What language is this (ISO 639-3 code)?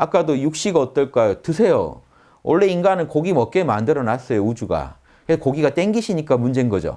kor